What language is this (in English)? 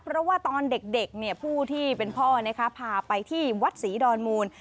Thai